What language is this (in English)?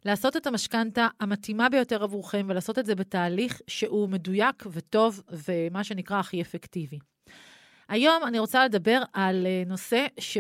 Hebrew